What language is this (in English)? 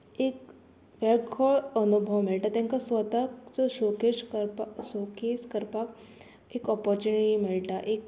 Konkani